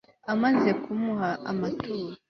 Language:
Kinyarwanda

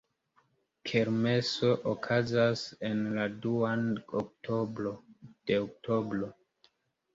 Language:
Esperanto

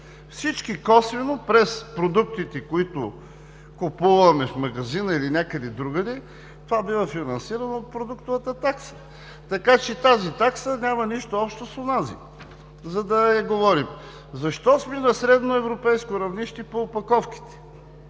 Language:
Bulgarian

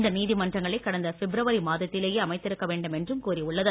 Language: Tamil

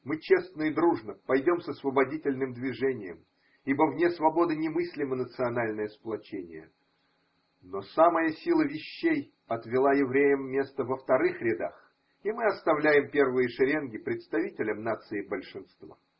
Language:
Russian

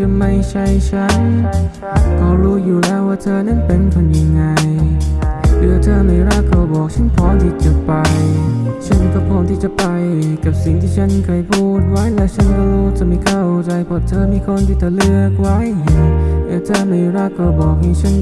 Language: Thai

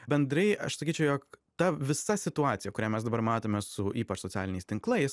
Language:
Lithuanian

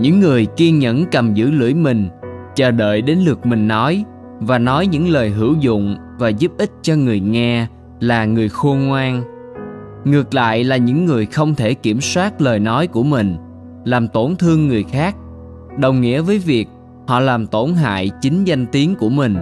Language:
Vietnamese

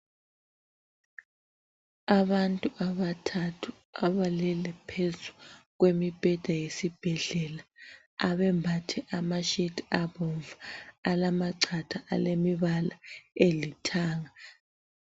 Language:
North Ndebele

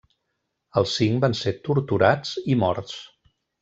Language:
Catalan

